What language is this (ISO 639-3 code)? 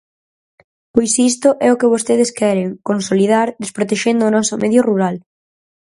glg